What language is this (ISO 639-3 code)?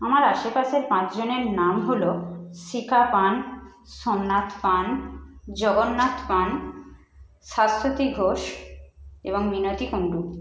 ben